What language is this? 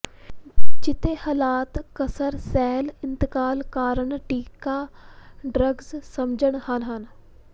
Punjabi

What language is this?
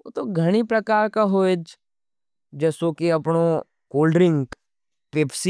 Nimadi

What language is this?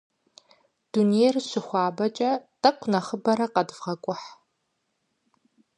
Kabardian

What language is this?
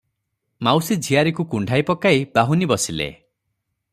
Odia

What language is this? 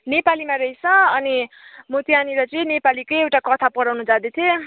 Nepali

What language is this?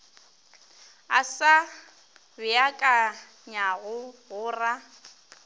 Northern Sotho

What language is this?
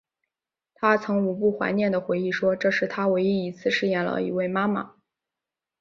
Chinese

